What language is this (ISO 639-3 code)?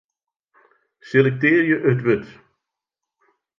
fry